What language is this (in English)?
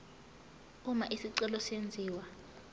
Zulu